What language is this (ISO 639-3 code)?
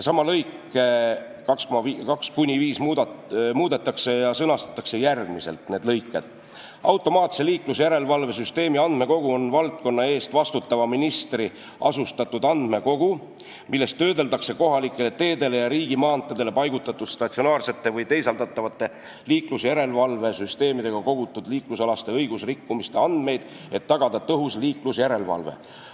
est